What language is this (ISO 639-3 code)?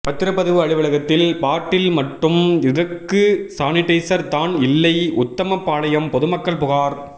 tam